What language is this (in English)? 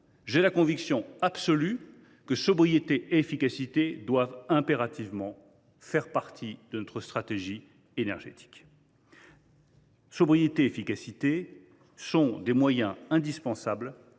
French